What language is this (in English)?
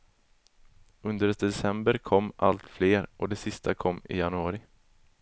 Swedish